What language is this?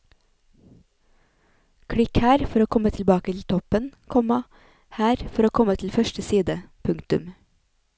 Norwegian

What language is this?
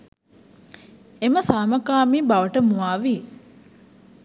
Sinhala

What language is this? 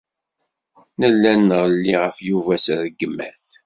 Kabyle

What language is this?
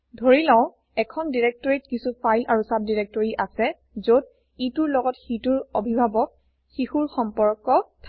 Assamese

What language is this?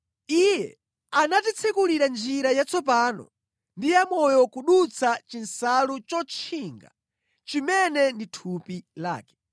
Nyanja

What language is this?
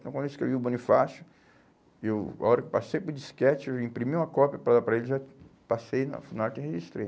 Portuguese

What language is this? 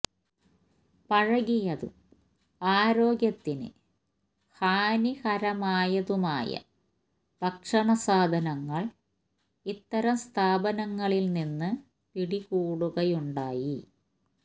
Malayalam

